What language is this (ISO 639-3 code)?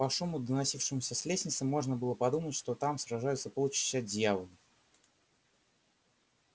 rus